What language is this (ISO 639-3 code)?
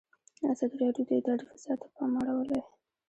pus